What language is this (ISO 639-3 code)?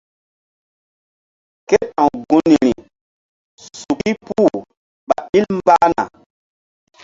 mdd